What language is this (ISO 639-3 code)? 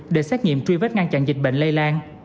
vie